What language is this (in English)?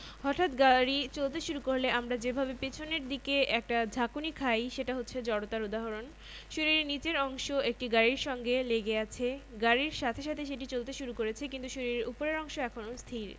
Bangla